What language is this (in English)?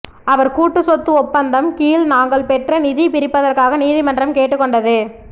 Tamil